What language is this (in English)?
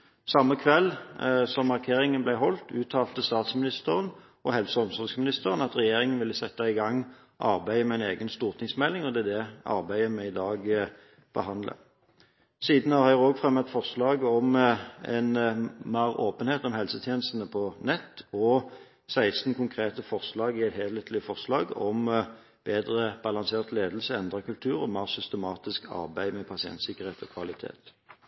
Norwegian Bokmål